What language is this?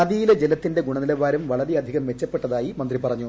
Malayalam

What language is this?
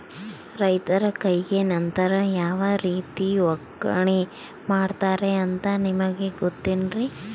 Kannada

